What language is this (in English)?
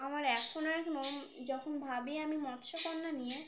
Bangla